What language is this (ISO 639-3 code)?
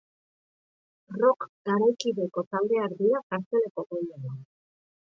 eus